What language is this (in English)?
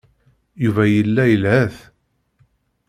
Kabyle